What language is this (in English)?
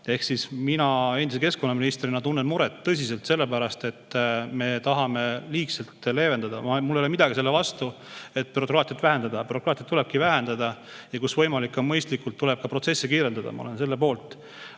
Estonian